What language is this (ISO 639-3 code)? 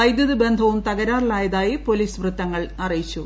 mal